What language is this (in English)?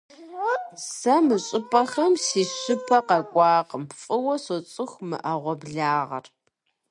Kabardian